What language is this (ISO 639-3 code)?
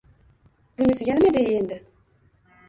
uzb